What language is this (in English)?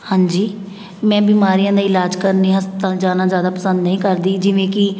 Punjabi